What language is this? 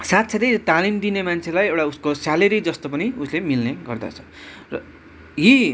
Nepali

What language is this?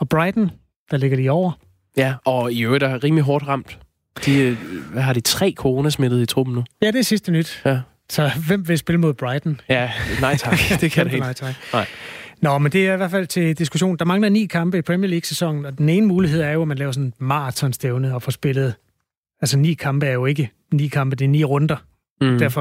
Danish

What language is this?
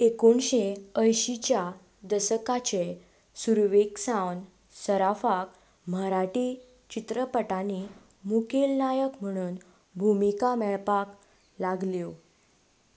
Konkani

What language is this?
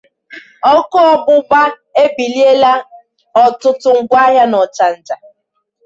Igbo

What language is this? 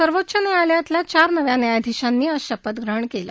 Marathi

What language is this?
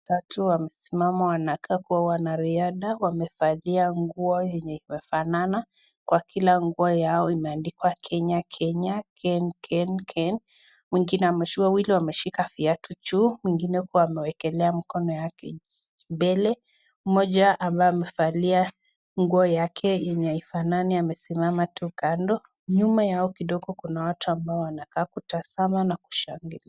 Swahili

